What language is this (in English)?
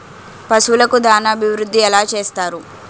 Telugu